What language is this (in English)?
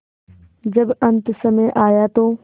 Hindi